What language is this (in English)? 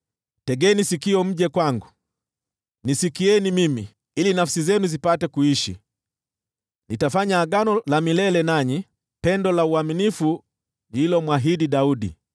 Swahili